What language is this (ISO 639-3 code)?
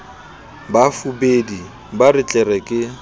sot